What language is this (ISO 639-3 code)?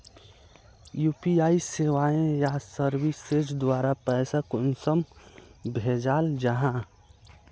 mag